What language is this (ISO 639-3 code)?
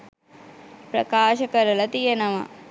sin